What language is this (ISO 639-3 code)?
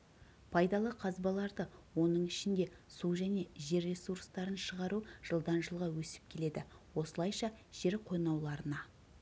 kaz